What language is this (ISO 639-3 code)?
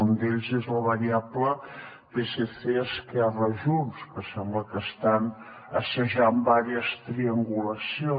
cat